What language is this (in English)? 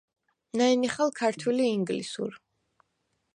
Svan